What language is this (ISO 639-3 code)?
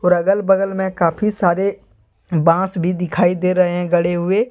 hin